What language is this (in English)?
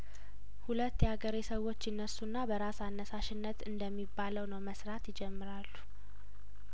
Amharic